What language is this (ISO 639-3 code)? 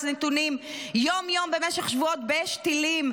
heb